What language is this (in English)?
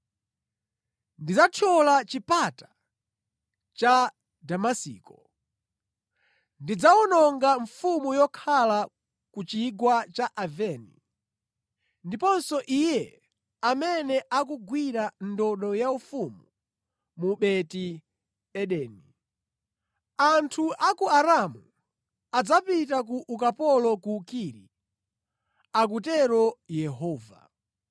Nyanja